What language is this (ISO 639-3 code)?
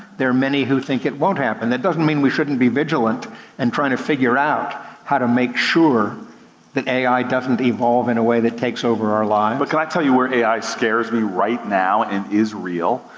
eng